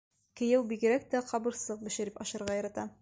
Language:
Bashkir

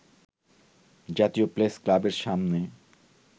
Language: Bangla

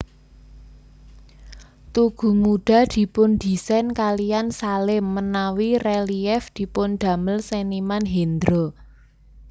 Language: Javanese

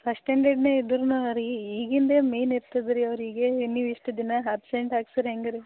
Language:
Kannada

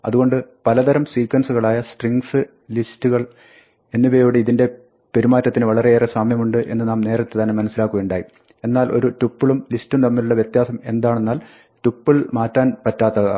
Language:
Malayalam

